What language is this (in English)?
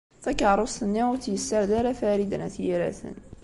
Kabyle